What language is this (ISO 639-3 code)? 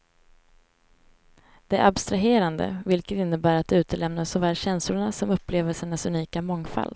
swe